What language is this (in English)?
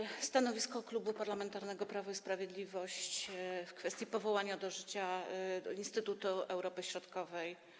Polish